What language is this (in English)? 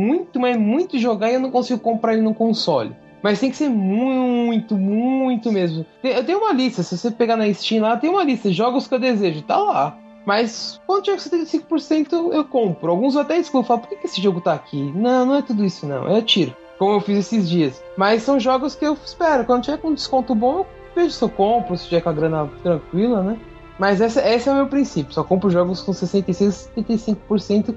Portuguese